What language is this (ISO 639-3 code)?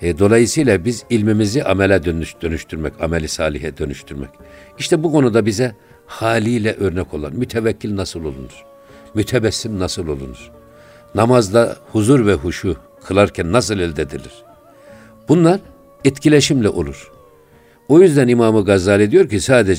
tur